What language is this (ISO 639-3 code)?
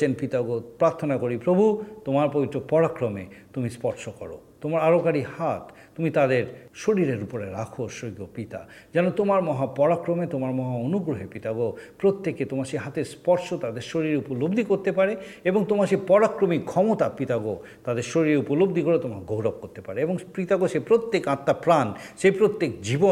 ben